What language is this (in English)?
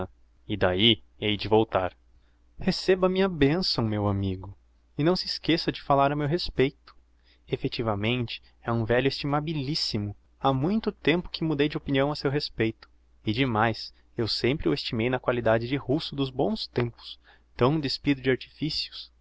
Portuguese